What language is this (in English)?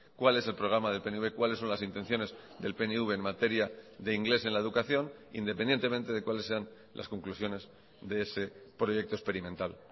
Spanish